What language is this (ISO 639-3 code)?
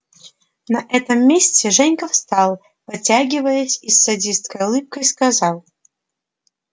rus